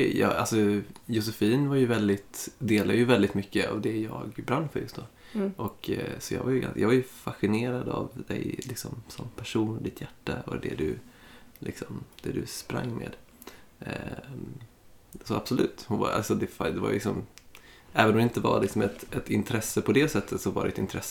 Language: Swedish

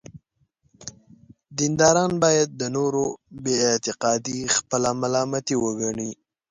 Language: Pashto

